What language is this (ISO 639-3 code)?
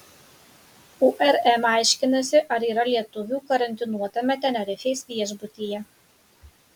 lit